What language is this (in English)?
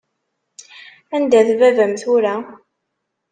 Kabyle